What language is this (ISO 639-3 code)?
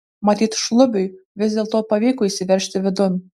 lit